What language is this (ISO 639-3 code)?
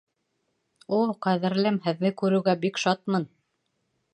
bak